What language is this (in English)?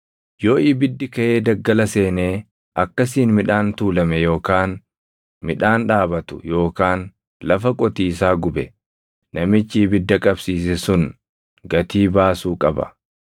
Oromo